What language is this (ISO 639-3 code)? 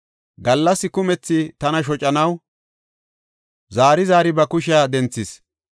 gof